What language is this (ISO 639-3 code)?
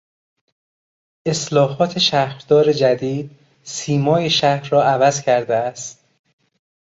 fas